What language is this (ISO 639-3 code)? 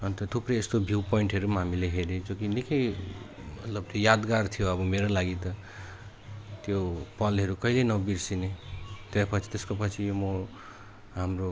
nep